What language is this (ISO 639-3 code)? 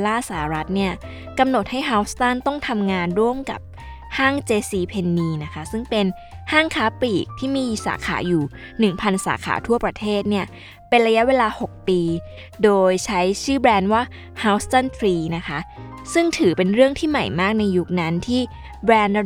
tha